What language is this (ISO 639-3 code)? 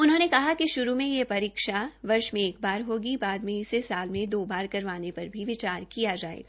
hin